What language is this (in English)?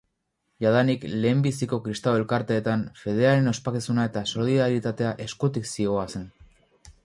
Basque